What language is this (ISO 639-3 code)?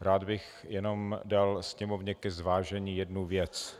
ces